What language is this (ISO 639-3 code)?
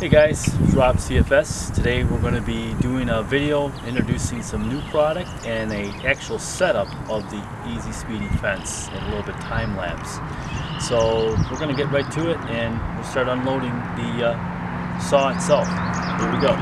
eng